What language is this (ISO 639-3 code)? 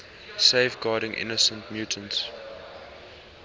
eng